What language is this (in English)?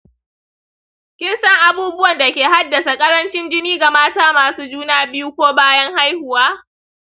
Hausa